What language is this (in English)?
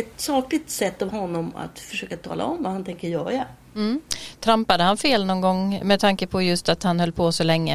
Swedish